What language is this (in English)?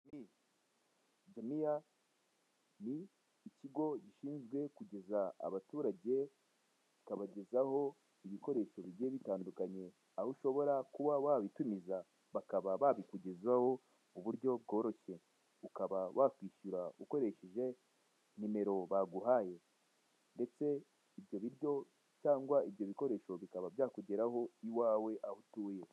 Kinyarwanda